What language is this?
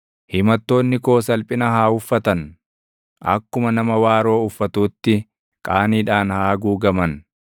Oromo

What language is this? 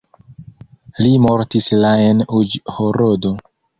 Esperanto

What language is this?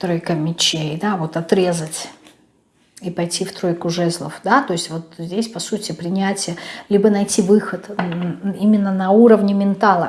Russian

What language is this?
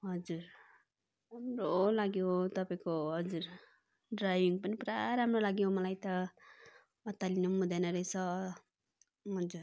Nepali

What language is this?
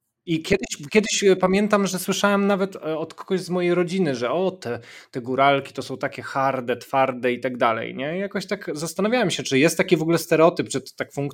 Polish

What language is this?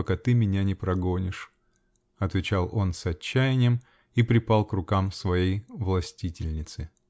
Russian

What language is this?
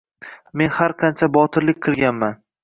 Uzbek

